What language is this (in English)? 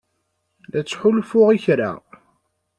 Kabyle